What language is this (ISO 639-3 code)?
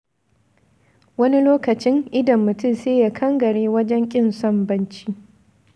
hau